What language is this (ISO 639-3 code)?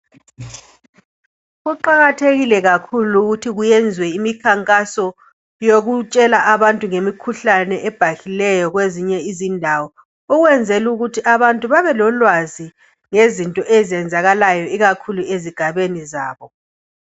nde